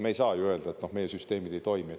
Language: Estonian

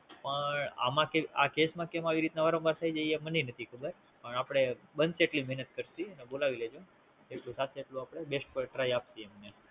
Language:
Gujarati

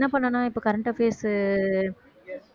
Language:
Tamil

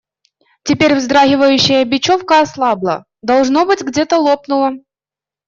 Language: Russian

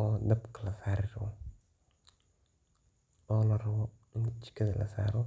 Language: Somali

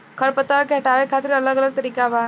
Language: Bhojpuri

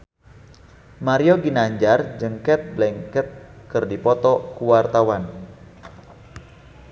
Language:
Sundanese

